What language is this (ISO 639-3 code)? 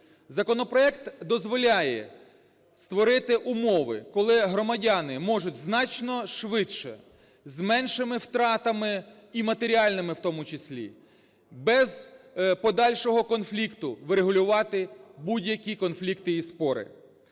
ukr